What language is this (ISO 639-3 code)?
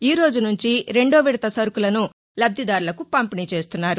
tel